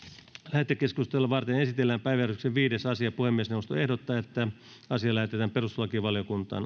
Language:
Finnish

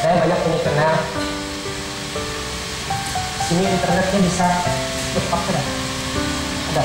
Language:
Indonesian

